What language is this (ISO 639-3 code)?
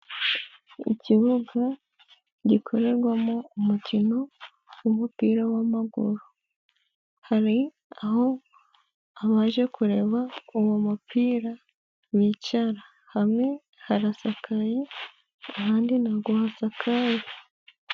kin